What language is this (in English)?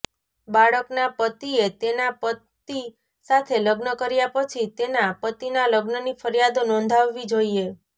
Gujarati